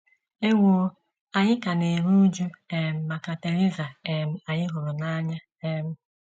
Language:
Igbo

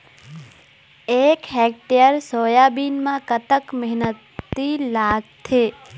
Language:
Chhattisgarhi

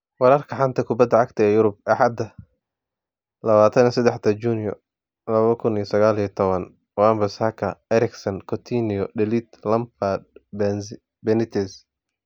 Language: Somali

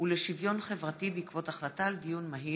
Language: Hebrew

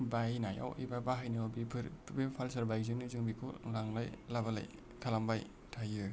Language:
Bodo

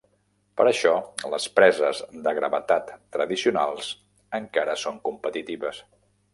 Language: Catalan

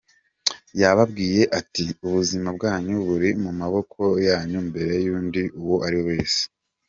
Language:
Kinyarwanda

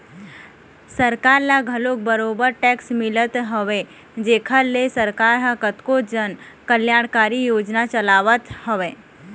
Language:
Chhattisgarhi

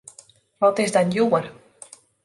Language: Western Frisian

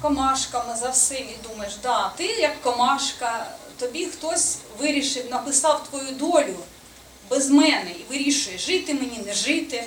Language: Ukrainian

